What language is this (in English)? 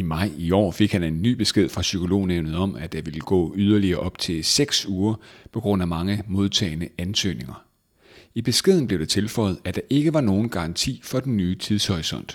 Danish